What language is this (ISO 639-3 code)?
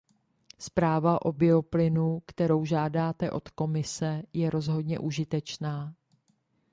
ces